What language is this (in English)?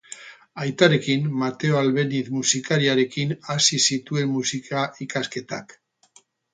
Basque